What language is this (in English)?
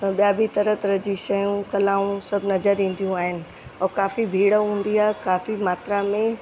Sindhi